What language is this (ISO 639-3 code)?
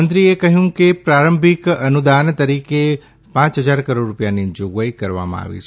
guj